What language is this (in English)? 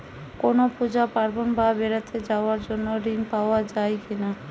Bangla